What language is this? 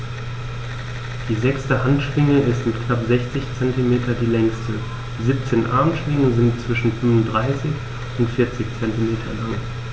German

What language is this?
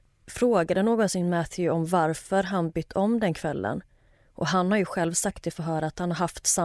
Swedish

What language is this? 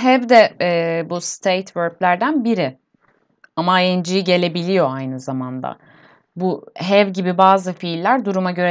Turkish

